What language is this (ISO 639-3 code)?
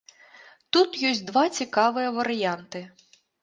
bel